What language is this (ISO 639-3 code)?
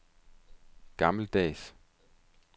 dan